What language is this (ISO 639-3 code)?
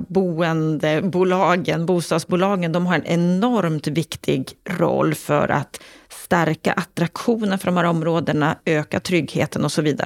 swe